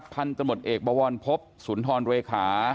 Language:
Thai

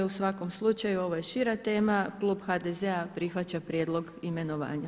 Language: Croatian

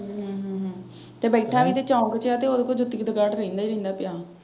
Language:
Punjabi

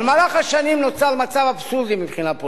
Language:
Hebrew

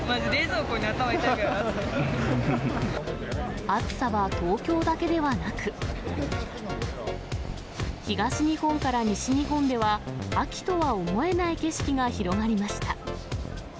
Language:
Japanese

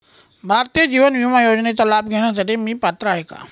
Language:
Marathi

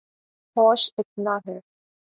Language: Urdu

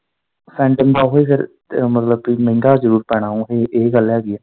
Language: Punjabi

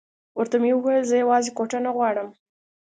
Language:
Pashto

